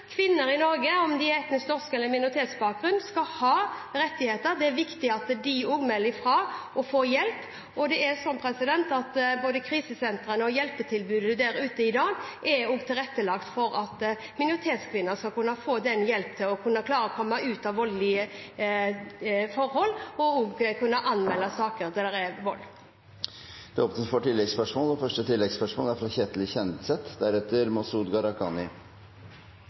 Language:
Norwegian Bokmål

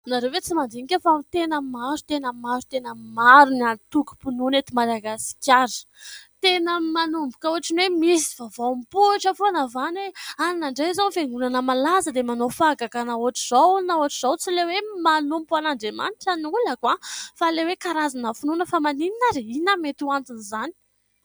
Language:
Malagasy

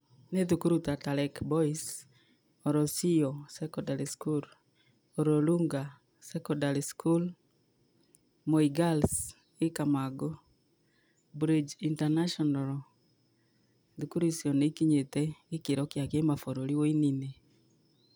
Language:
Kikuyu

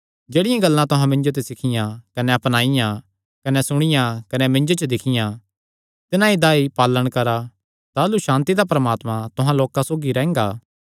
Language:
Kangri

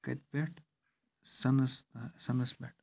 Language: Kashmiri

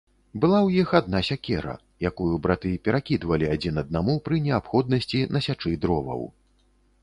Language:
Belarusian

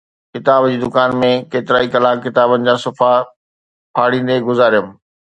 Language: Sindhi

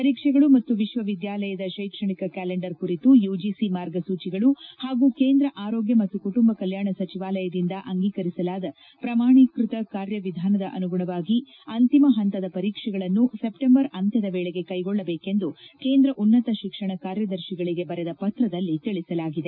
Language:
Kannada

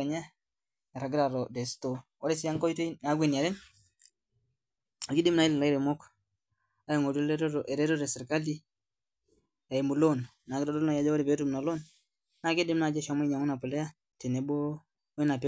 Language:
Masai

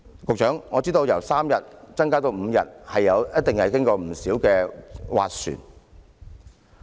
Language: Cantonese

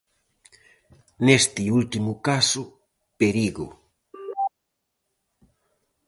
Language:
Galician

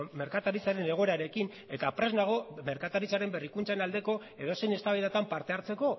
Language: Basque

